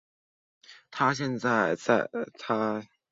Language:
Chinese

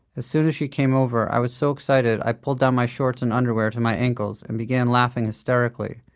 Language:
English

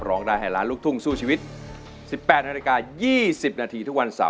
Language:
Thai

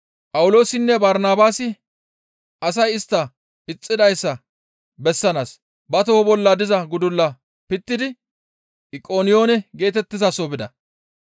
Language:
Gamo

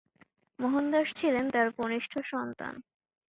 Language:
Bangla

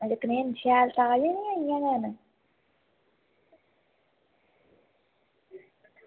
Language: Dogri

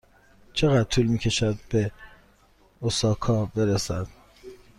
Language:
Persian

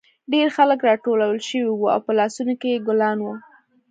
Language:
Pashto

